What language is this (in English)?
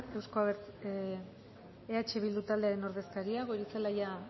Basque